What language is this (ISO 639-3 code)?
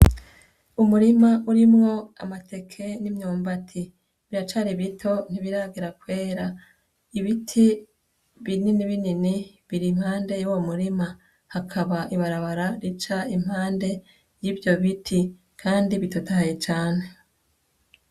run